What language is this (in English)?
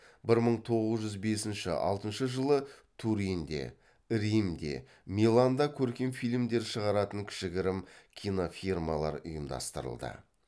Kazakh